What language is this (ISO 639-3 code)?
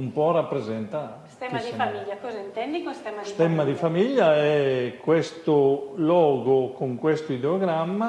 ita